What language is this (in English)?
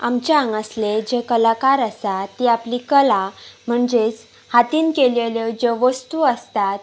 Konkani